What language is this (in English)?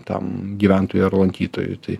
Lithuanian